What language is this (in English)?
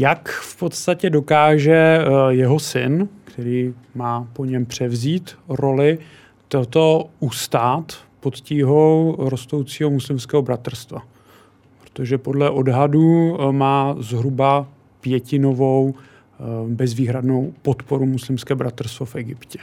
Czech